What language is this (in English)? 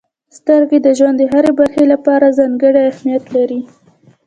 Pashto